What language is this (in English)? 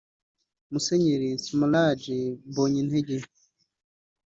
Kinyarwanda